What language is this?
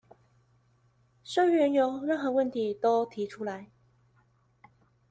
Chinese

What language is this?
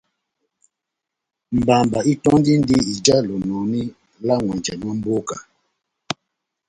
Batanga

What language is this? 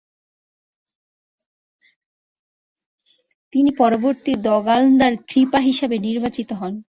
Bangla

